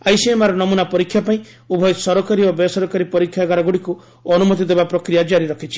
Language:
Odia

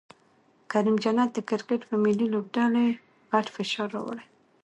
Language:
Pashto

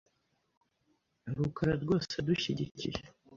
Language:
Kinyarwanda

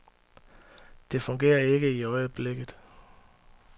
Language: Danish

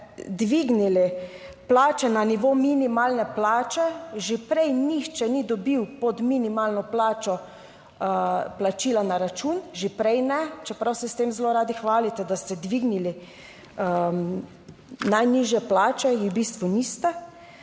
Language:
Slovenian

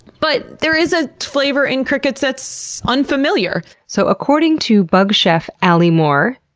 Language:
English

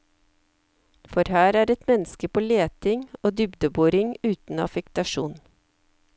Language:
Norwegian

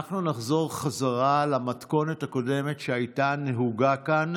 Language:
Hebrew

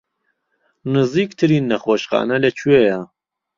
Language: Central Kurdish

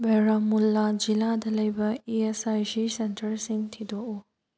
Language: Manipuri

